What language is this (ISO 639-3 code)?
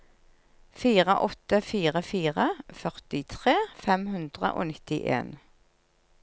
nor